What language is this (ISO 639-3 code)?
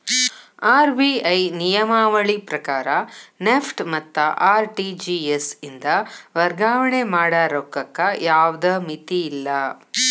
kan